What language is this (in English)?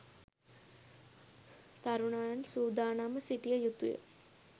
Sinhala